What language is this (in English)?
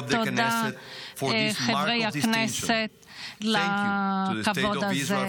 Hebrew